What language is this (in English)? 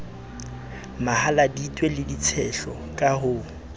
Southern Sotho